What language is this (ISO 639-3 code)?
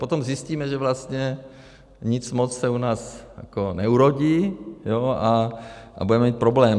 ces